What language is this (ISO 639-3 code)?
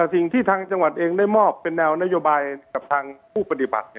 tha